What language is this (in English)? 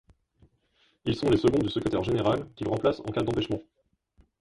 French